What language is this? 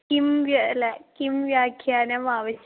Sanskrit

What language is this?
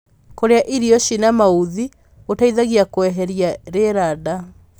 Kikuyu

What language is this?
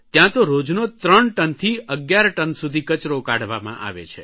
Gujarati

